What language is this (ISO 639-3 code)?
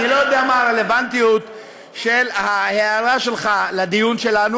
heb